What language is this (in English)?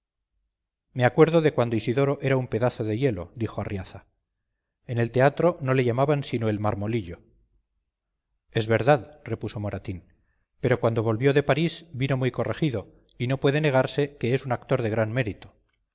Spanish